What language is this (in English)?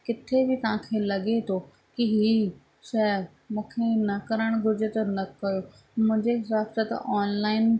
Sindhi